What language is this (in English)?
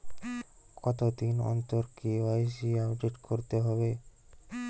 Bangla